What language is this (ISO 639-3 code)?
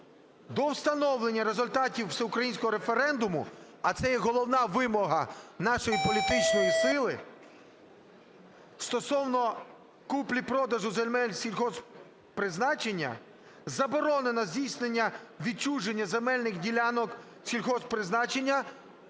ukr